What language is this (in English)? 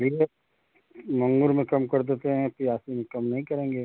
Hindi